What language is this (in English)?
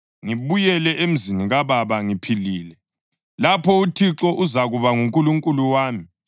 North Ndebele